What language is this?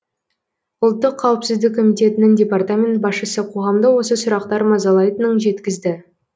Kazakh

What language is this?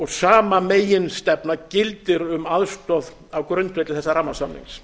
Icelandic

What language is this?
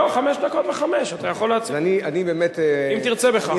Hebrew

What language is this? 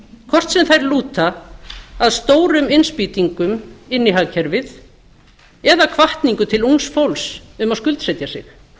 Icelandic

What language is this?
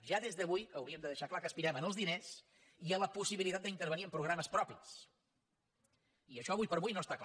Catalan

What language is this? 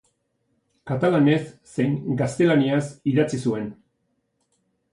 Basque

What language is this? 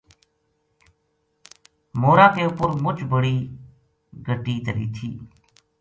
Gujari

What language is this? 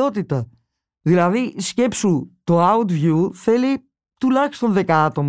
Greek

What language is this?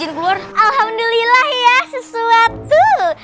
Indonesian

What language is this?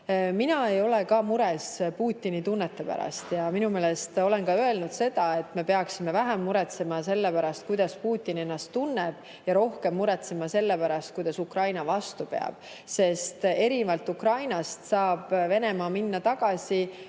Estonian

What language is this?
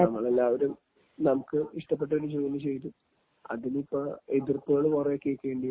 Malayalam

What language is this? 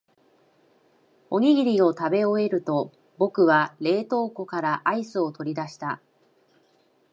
Japanese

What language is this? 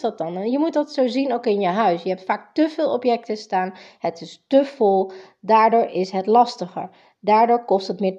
Dutch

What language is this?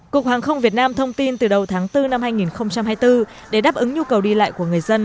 Vietnamese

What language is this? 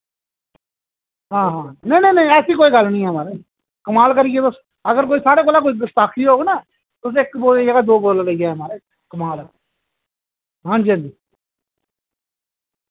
Dogri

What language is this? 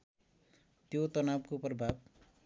Nepali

